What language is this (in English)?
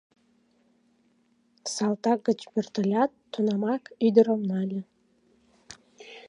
Mari